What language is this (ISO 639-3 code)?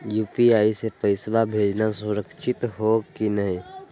mag